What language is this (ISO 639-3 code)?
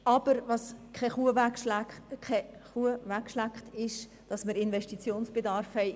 gsw